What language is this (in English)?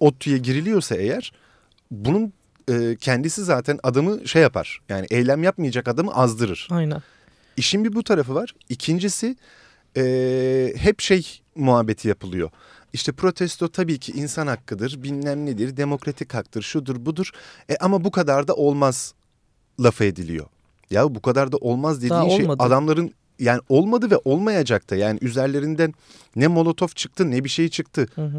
Turkish